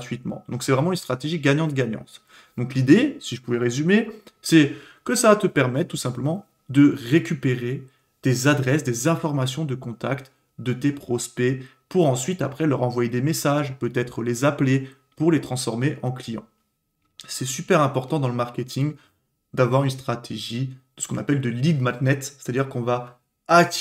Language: French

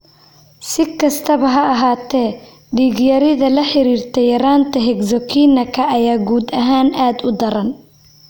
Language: Somali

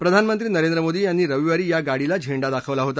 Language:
Marathi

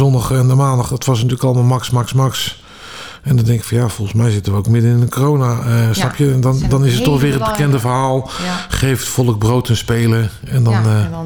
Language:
Dutch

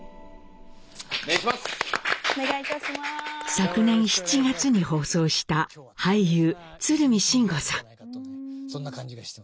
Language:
Japanese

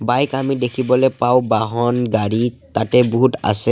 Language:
Assamese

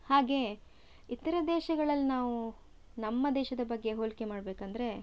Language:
Kannada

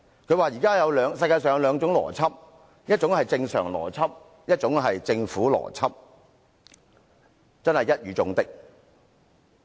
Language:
Cantonese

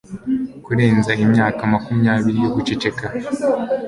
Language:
Kinyarwanda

